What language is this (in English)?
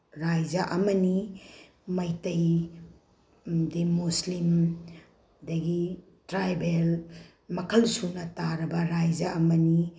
Manipuri